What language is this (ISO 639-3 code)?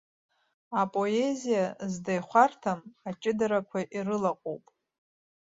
abk